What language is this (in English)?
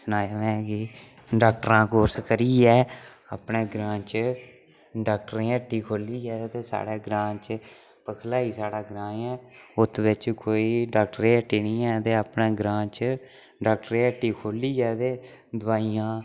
Dogri